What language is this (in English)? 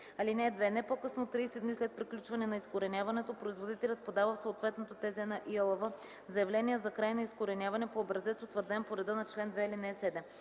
Bulgarian